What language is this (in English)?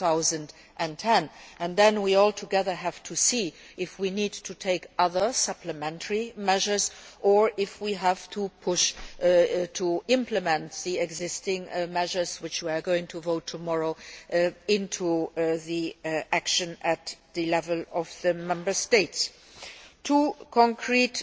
English